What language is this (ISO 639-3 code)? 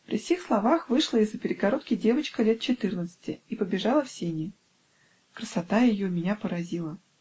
rus